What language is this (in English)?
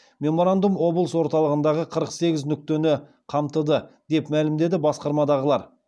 Kazakh